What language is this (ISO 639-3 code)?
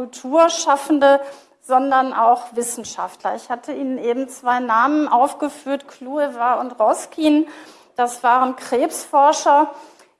deu